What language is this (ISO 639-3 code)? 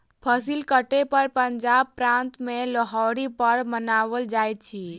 mai